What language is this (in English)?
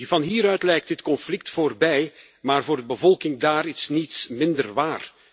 Dutch